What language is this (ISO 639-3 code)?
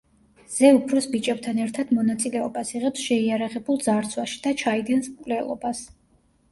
kat